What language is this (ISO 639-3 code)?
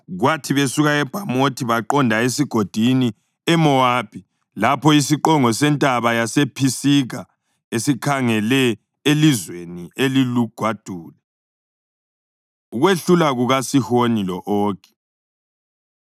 nde